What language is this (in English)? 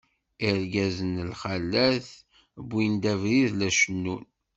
Kabyle